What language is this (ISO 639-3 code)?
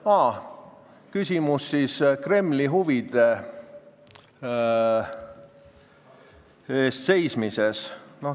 est